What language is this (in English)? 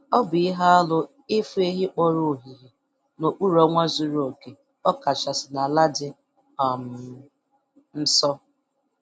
Igbo